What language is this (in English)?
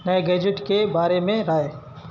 Urdu